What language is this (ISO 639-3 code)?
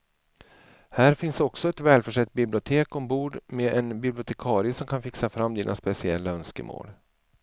swe